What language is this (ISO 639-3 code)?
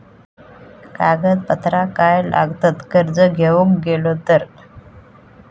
mar